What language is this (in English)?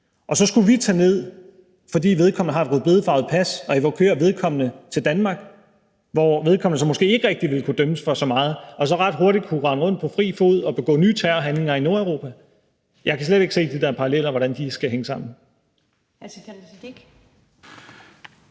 Danish